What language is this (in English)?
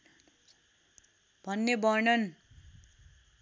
Nepali